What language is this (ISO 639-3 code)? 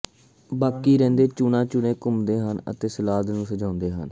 pan